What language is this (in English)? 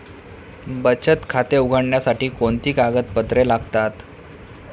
Marathi